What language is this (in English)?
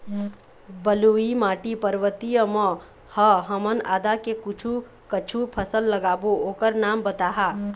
Chhattisgarhi